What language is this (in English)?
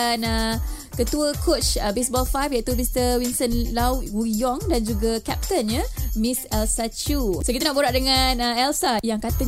Malay